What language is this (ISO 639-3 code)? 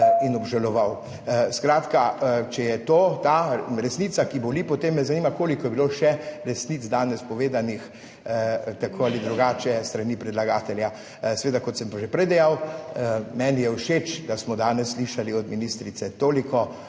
slv